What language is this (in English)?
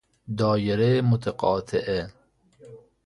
Persian